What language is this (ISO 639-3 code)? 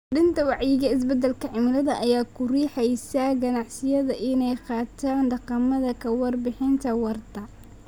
som